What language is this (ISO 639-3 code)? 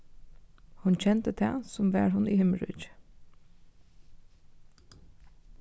fao